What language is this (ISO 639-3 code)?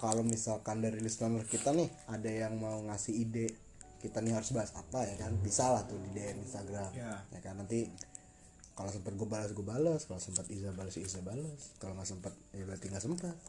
ind